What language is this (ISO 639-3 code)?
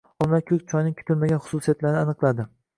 uzb